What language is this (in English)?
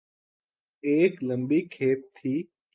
Urdu